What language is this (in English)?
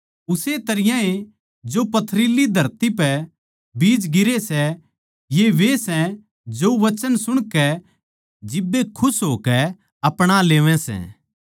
Haryanvi